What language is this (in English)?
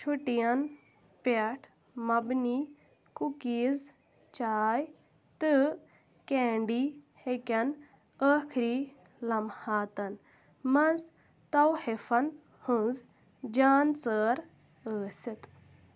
Kashmiri